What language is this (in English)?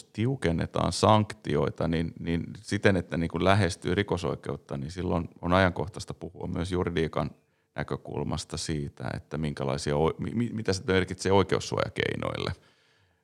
Finnish